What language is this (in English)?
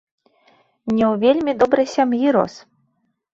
Belarusian